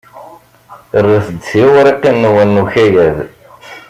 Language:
Kabyle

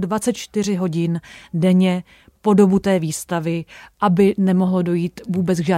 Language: Czech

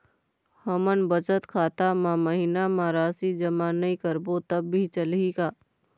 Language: Chhattisgarhi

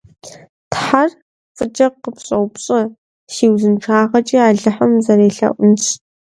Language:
Kabardian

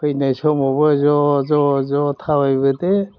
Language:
Bodo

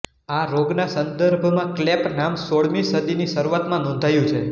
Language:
Gujarati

